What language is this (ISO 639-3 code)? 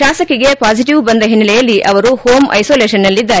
kan